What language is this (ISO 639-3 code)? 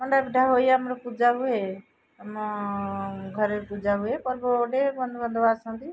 ori